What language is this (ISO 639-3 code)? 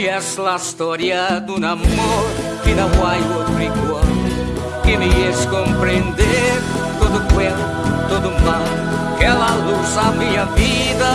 por